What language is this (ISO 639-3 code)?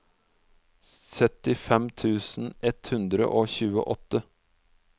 nor